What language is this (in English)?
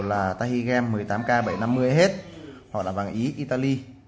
Vietnamese